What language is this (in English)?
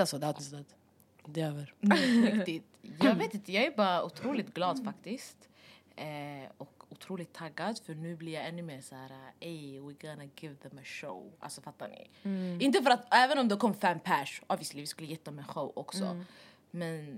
Swedish